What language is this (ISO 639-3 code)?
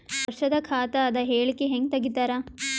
kan